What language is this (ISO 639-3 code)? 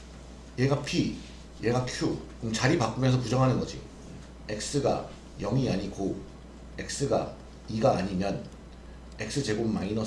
kor